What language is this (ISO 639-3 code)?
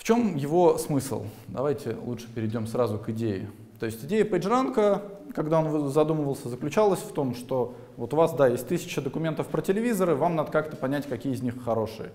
rus